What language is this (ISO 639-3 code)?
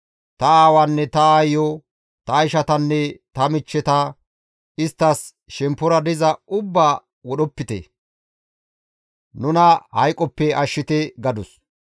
gmv